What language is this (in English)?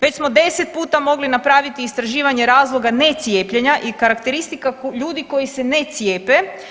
Croatian